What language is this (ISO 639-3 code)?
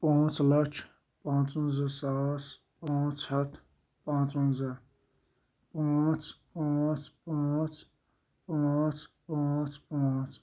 kas